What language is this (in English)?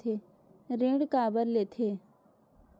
Chhattisgarhi